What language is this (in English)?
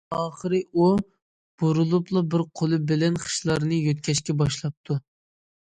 Uyghur